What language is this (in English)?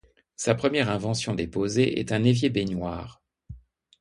French